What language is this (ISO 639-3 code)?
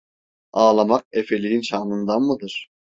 tur